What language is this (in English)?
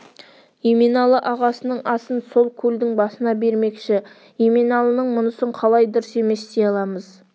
Kazakh